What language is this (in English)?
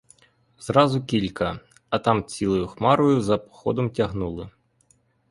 Ukrainian